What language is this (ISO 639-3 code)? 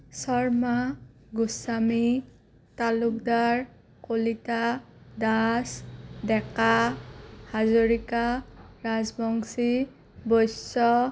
asm